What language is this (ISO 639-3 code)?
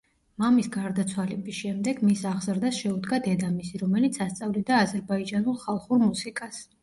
kat